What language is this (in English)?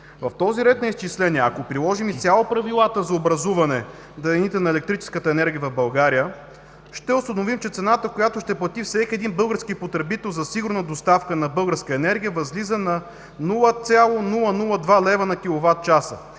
Bulgarian